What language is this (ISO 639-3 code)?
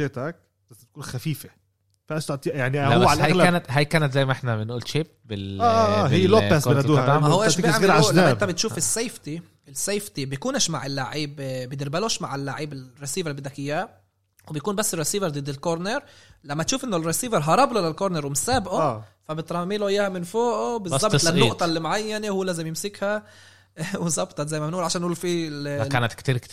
ara